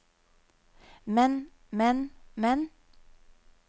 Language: Norwegian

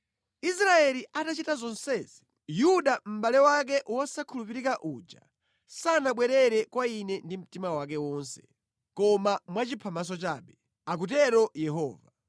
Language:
Nyanja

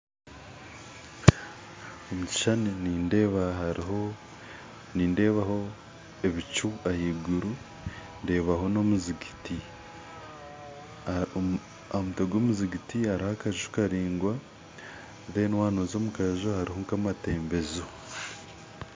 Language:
Nyankole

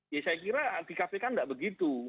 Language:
Indonesian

